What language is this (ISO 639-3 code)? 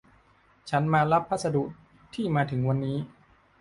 tha